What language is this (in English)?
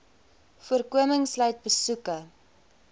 Afrikaans